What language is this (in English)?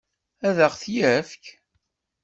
Kabyle